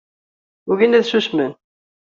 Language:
Kabyle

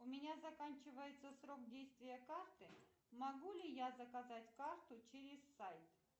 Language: Russian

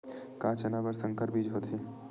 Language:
Chhattisgarhi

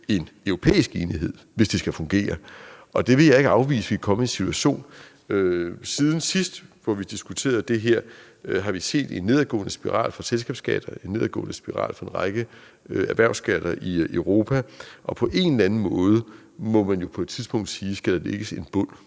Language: Danish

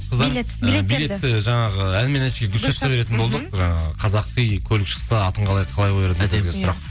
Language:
Kazakh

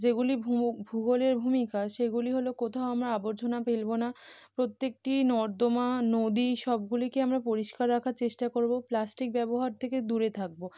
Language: Bangla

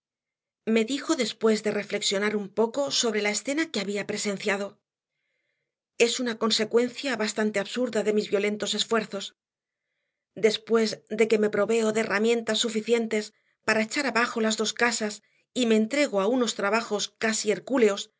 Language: Spanish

